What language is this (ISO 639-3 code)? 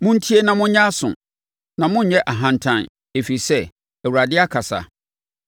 aka